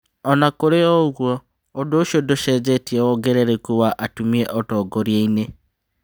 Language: Kikuyu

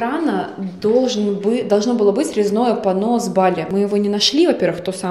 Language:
Russian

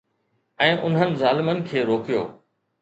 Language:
Sindhi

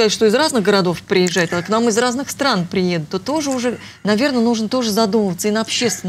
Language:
Russian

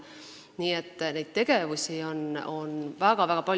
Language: Estonian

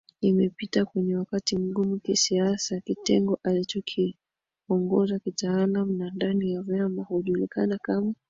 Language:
Swahili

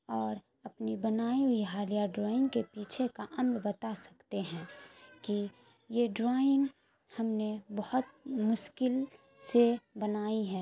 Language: Urdu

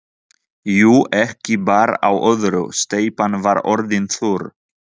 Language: Icelandic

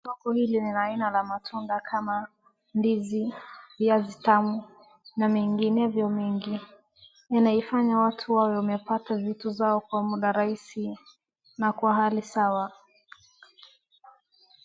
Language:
Swahili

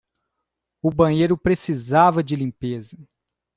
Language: Portuguese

